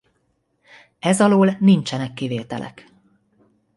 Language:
Hungarian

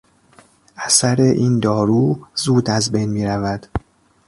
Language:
Persian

